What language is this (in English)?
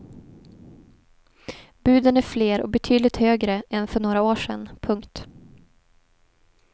Swedish